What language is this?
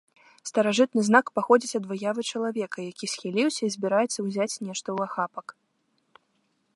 Belarusian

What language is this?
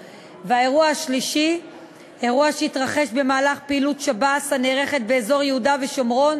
Hebrew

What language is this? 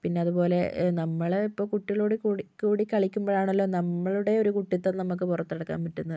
Malayalam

